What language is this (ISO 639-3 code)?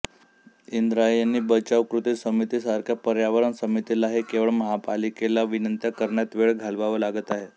mar